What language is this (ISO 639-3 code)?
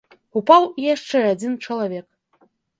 bel